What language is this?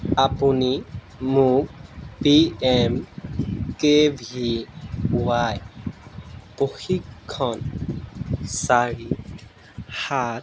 Assamese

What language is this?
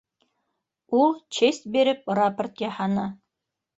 Bashkir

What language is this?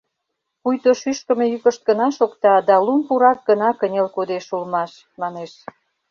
Mari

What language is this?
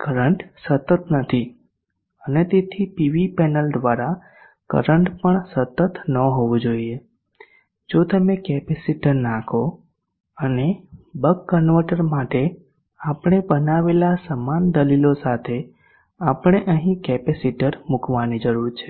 Gujarati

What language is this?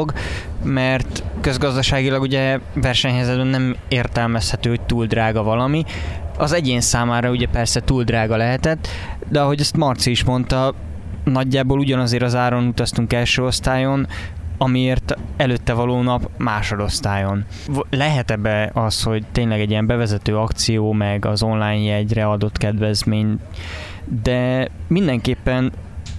Hungarian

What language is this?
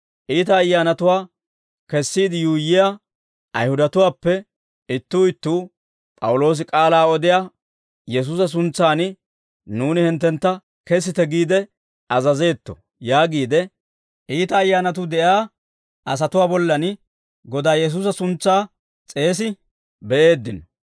Dawro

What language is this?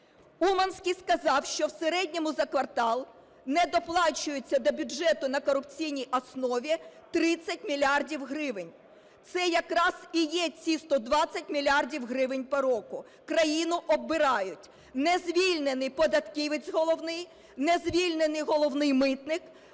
Ukrainian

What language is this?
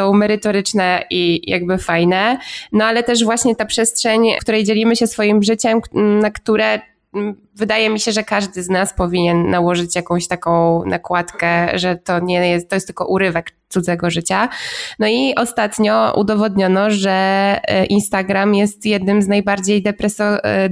Polish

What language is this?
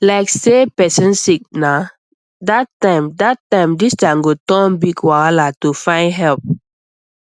Nigerian Pidgin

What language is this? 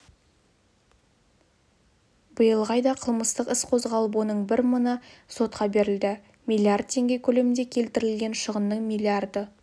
Kazakh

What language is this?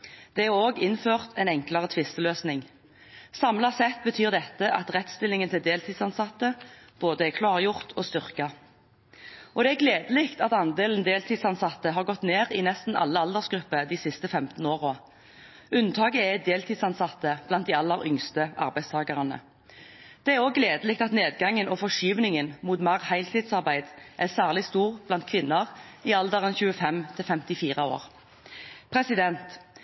Norwegian Bokmål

